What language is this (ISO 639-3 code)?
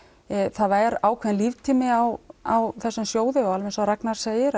isl